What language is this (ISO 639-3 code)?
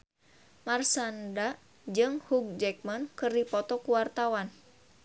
sun